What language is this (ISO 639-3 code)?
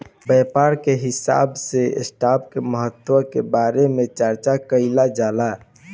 bho